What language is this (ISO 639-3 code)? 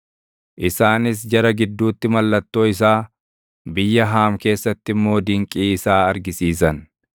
orm